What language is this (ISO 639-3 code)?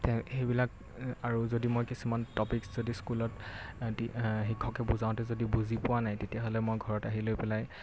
asm